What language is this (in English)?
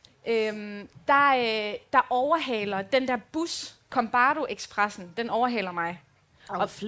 Danish